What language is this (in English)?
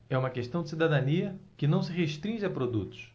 Portuguese